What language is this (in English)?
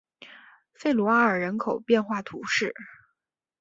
Chinese